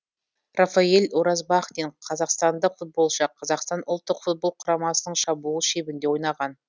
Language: Kazakh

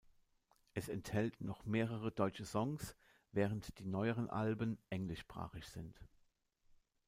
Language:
German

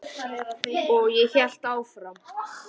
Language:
Icelandic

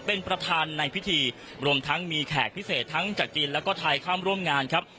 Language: Thai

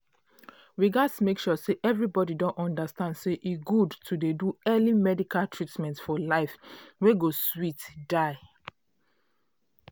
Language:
Nigerian Pidgin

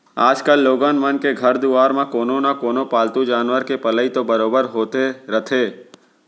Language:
Chhattisgarhi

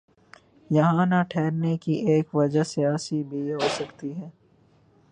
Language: Urdu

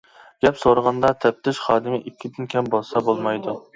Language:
Uyghur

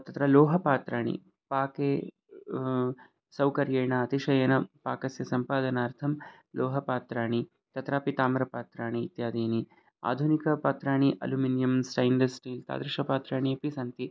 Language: Sanskrit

